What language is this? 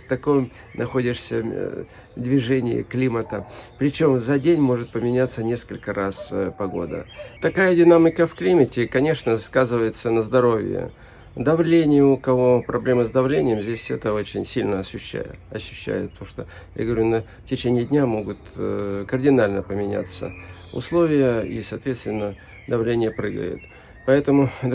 Russian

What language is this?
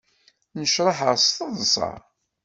Kabyle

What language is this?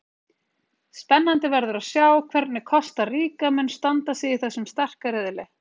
Icelandic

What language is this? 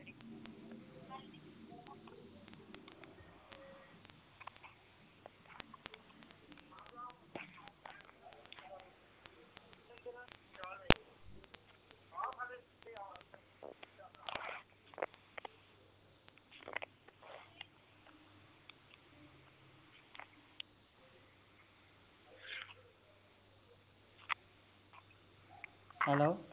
Punjabi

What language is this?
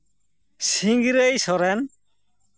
Santali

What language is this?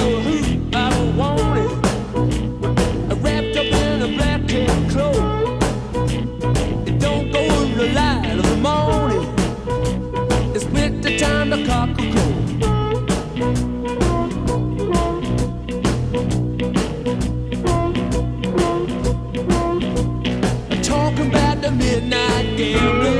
Italian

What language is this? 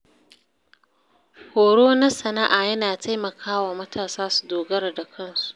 Hausa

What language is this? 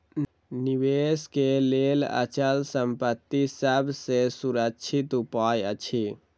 Maithili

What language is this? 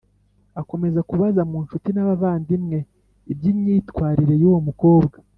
Kinyarwanda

